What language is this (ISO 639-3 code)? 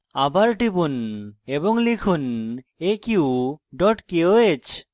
ben